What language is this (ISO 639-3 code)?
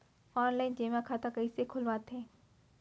hne